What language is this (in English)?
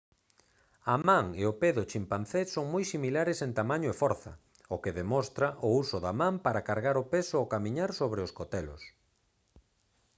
Galician